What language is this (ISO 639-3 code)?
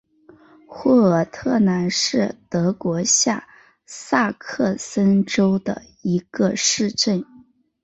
zho